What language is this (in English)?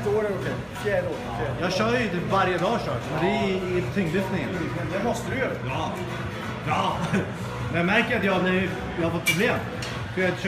Swedish